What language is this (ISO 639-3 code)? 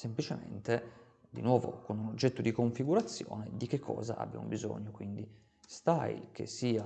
ita